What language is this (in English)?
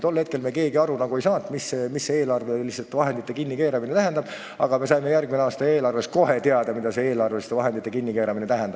Estonian